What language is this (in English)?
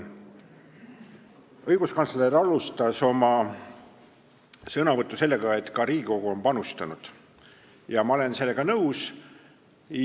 Estonian